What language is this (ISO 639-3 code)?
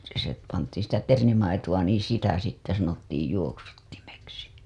fin